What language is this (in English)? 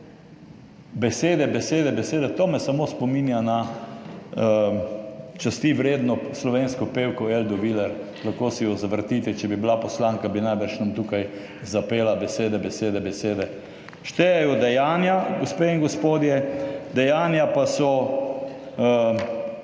Slovenian